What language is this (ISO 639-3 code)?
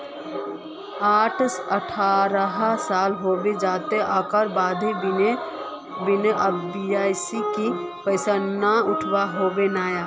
mag